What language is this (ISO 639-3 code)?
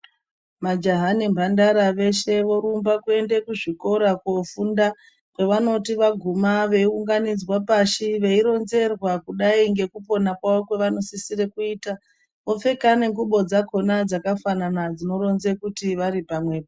ndc